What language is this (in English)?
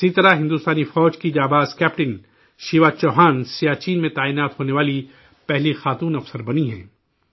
Urdu